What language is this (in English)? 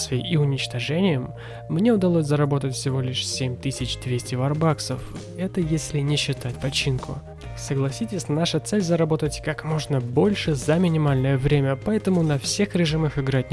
Russian